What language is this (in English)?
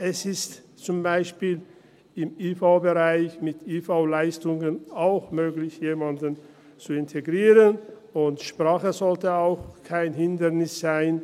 Swiss German